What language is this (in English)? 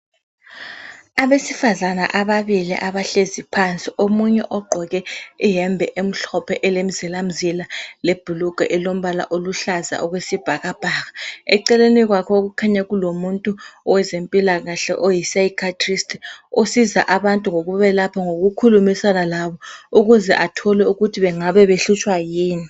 North Ndebele